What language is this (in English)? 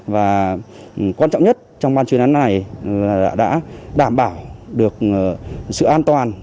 Vietnamese